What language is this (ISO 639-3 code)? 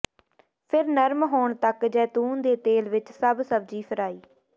pan